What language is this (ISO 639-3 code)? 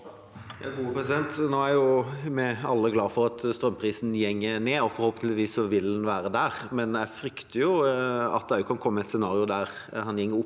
nor